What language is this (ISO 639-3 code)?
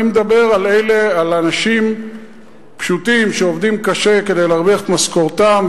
heb